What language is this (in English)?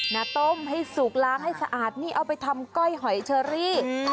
Thai